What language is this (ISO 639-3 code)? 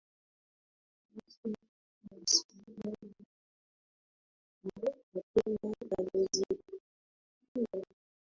swa